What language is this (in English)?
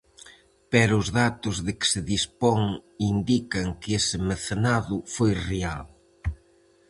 Galician